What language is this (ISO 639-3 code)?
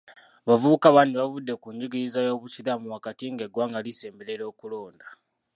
lug